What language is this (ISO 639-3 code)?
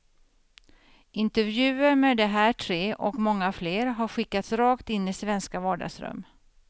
swe